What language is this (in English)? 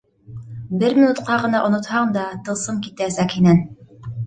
Bashkir